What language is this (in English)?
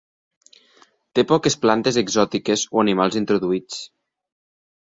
Catalan